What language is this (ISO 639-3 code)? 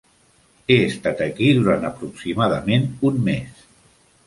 cat